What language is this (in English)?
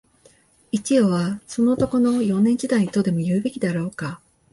Japanese